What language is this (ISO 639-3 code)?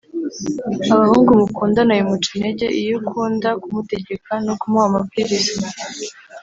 kin